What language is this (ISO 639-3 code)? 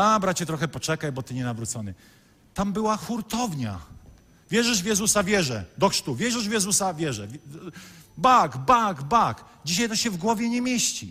pol